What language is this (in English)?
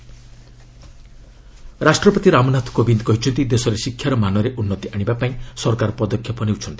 Odia